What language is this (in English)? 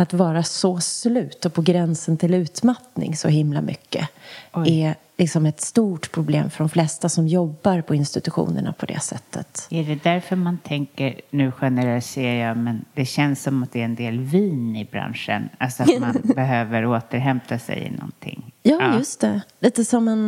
Swedish